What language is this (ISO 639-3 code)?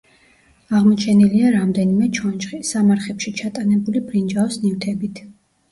kat